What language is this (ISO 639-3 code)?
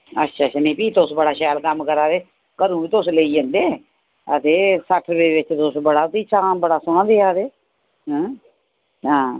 doi